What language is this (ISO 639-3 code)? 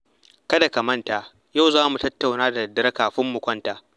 hau